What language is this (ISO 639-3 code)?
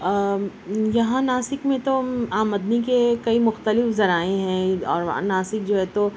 urd